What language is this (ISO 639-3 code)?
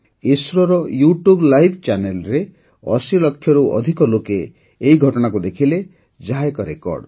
ori